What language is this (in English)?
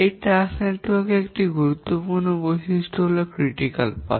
Bangla